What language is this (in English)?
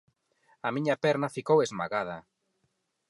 Galician